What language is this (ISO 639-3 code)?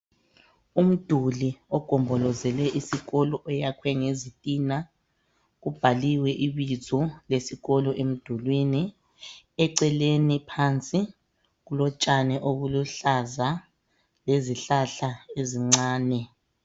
nde